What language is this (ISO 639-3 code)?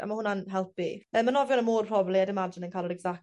cym